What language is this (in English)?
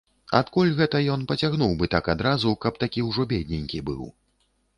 Belarusian